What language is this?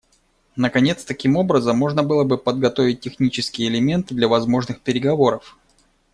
Russian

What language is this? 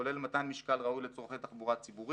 Hebrew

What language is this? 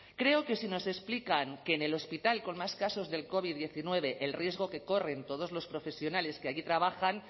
Spanish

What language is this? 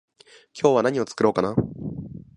Japanese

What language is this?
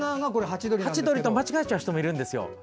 Japanese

